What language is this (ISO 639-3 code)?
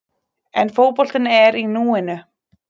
isl